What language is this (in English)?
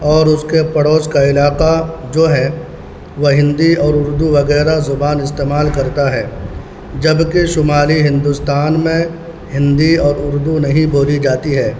Urdu